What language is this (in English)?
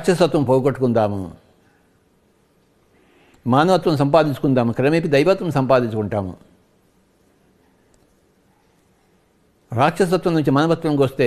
Romanian